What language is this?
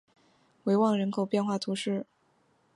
Chinese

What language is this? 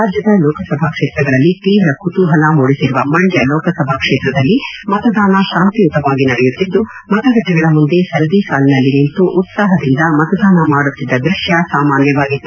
Kannada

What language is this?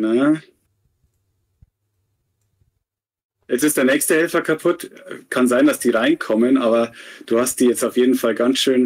German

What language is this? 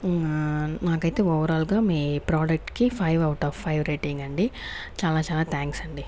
Telugu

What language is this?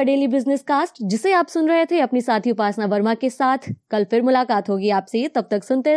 Hindi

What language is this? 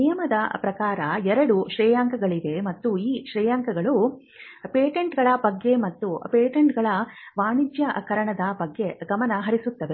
Kannada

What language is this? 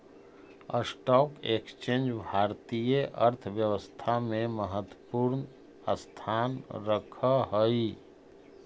Magahi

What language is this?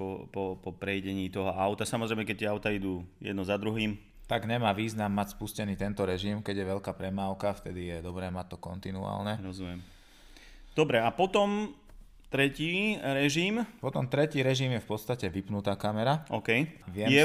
Slovak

